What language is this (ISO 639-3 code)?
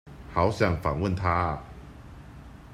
zho